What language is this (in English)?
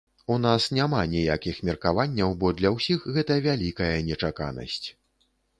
Belarusian